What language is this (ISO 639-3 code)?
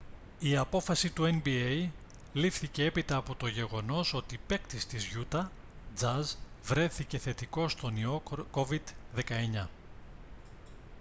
ell